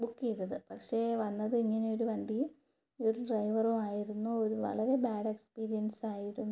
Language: Malayalam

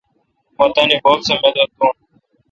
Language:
Kalkoti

